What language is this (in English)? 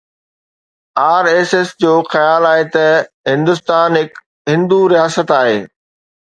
Sindhi